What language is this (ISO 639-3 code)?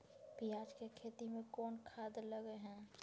mai